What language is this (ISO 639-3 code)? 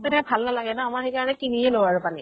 asm